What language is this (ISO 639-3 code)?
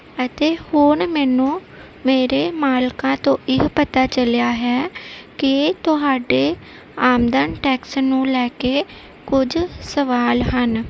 pan